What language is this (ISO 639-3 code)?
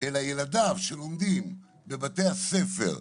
heb